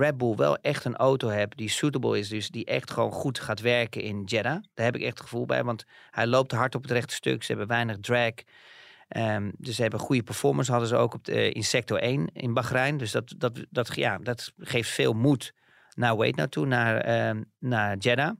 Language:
Dutch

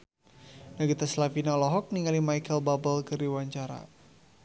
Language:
Sundanese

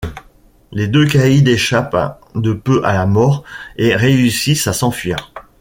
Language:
French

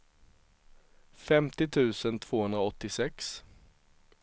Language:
Swedish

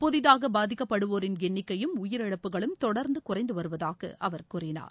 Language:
Tamil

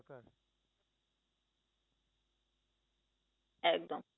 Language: Bangla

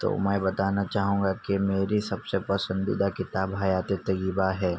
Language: Urdu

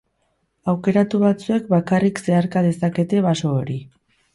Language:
Basque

